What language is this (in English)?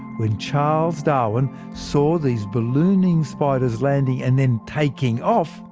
English